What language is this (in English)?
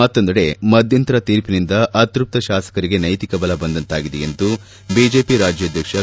Kannada